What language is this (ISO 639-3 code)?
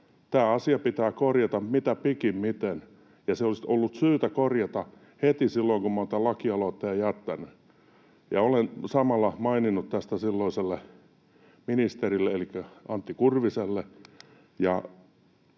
fin